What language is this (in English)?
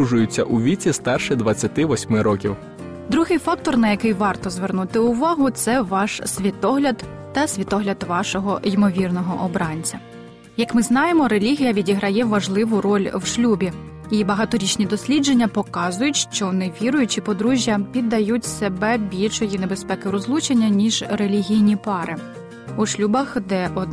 Ukrainian